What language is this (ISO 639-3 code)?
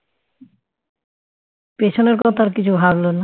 ben